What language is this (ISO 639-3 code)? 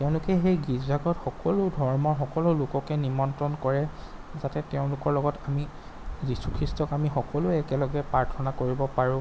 asm